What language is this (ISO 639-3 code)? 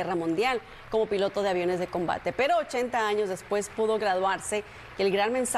spa